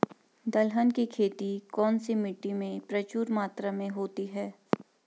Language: Hindi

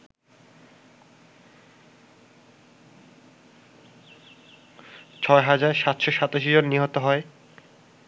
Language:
Bangla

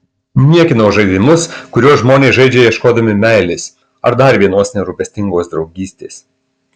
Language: Lithuanian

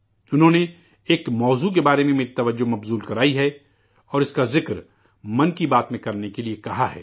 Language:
Urdu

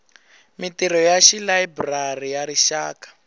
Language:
Tsonga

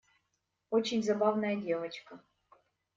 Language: Russian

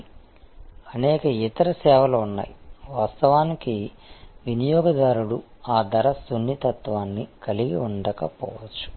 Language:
Telugu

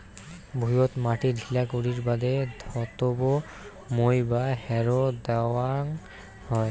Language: Bangla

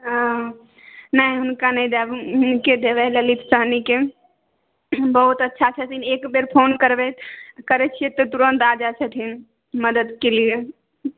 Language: Maithili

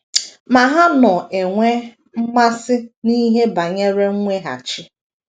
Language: Igbo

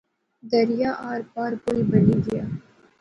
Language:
Pahari-Potwari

